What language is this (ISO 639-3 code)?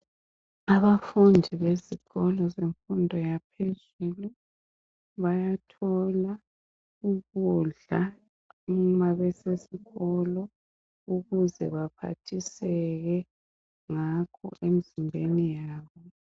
nde